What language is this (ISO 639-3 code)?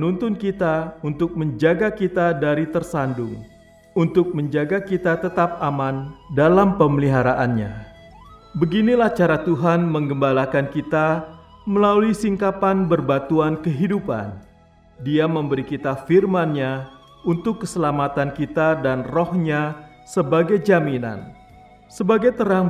ind